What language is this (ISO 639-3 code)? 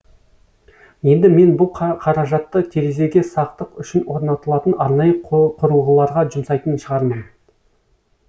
kaz